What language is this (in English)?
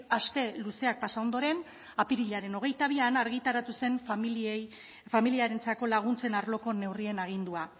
Basque